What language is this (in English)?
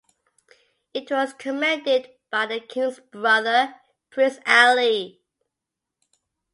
English